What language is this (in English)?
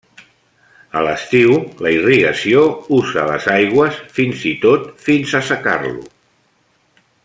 Catalan